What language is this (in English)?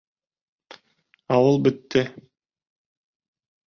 Bashkir